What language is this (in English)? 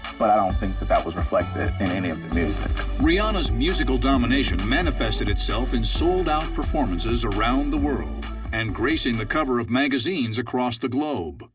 English